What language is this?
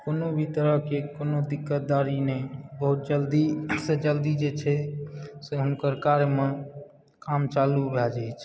Maithili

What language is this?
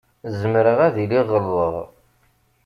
Kabyle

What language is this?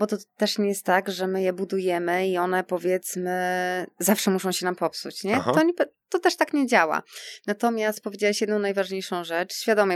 Polish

